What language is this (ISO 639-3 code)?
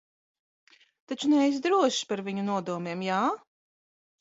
lav